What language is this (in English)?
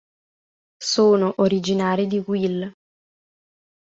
Italian